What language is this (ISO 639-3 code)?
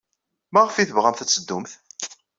kab